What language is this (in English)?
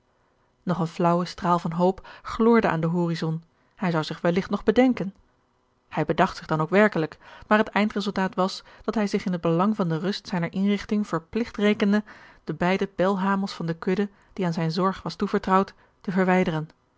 Dutch